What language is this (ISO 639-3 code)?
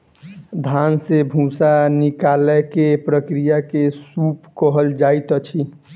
mai